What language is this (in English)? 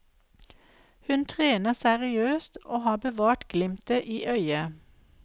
Norwegian